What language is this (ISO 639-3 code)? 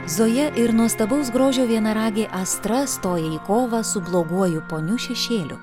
lit